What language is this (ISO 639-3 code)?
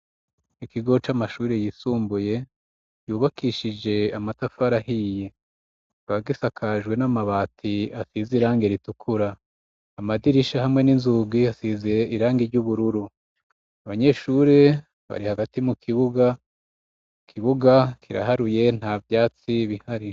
run